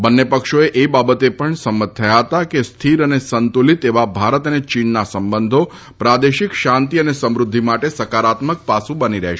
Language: Gujarati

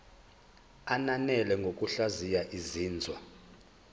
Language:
Zulu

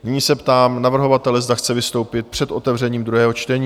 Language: Czech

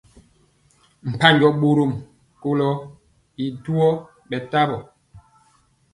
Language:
Mpiemo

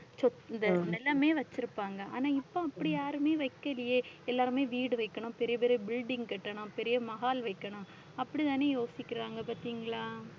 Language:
Tamil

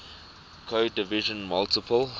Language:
English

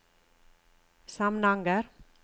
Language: Norwegian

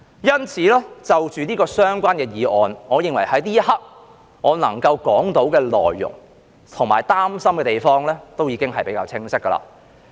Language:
Cantonese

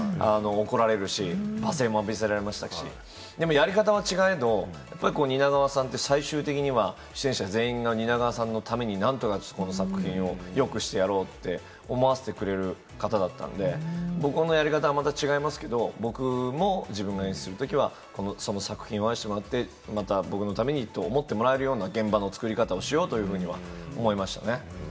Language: Japanese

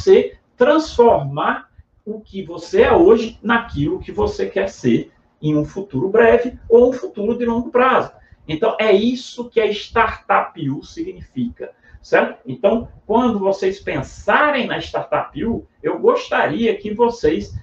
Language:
Portuguese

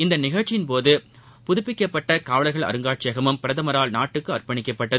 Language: Tamil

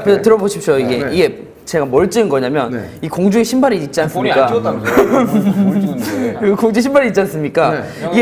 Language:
Korean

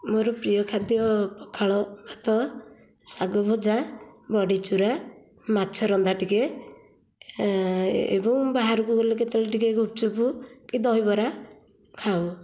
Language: Odia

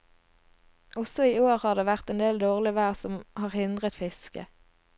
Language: Norwegian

